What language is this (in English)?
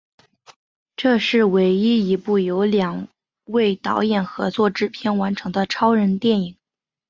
Chinese